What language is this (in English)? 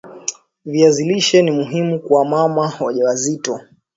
Swahili